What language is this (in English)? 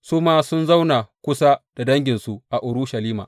Hausa